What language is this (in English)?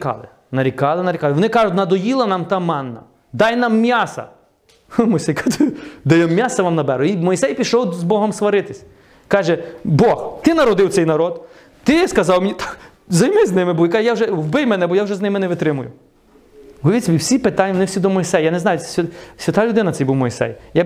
Ukrainian